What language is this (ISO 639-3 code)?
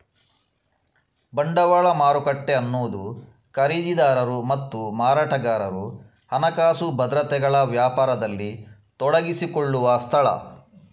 kan